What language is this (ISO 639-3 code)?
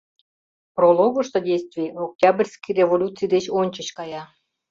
chm